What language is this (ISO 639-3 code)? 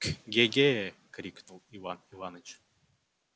rus